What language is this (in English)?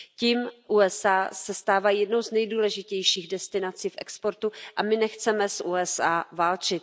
Czech